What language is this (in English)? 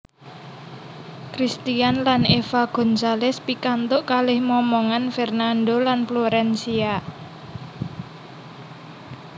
Javanese